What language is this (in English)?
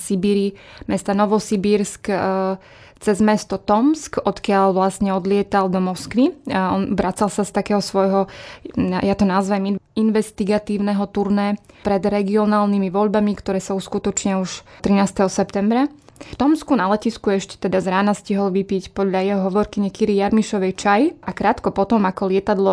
Slovak